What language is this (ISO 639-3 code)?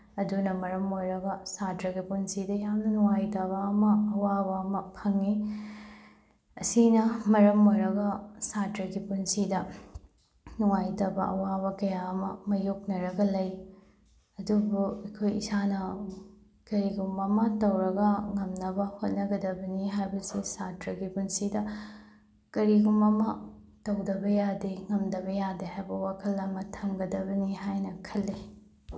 mni